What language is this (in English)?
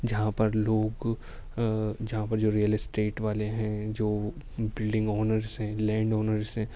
Urdu